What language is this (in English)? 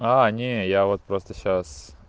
Russian